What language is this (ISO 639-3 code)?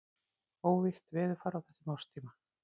isl